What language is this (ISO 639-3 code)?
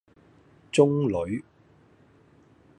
yue